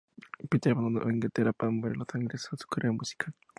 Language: Spanish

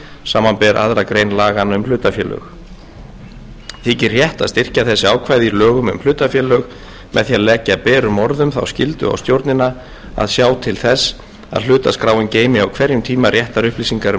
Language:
Icelandic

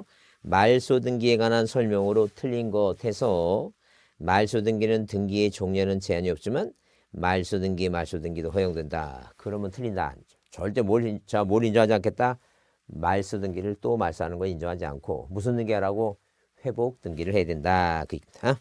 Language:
Korean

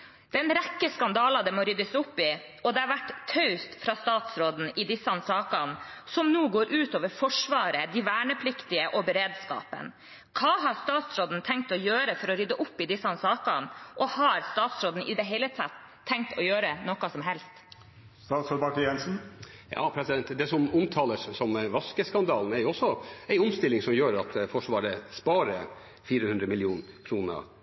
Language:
Norwegian Bokmål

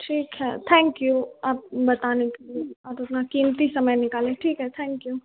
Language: Hindi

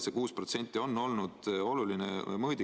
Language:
Estonian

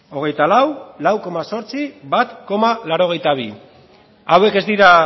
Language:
Basque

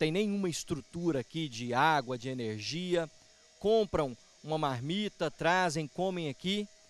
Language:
Portuguese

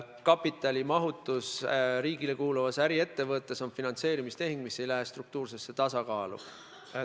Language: Estonian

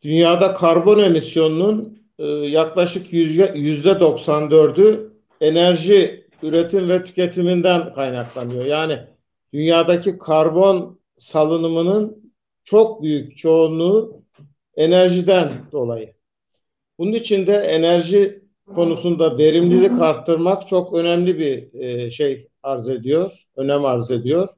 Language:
Turkish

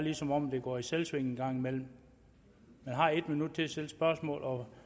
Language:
Danish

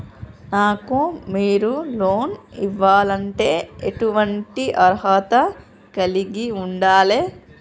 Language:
Telugu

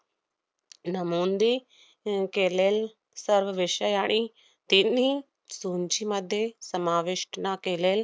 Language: Marathi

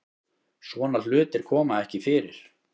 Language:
Icelandic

